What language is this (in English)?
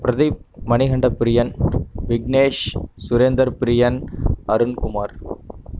Tamil